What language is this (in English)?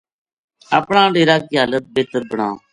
Gujari